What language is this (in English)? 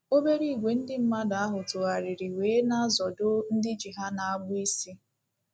Igbo